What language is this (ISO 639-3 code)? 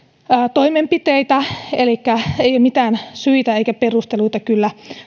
fin